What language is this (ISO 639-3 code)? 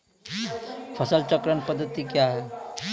mai